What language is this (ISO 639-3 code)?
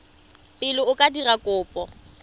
tsn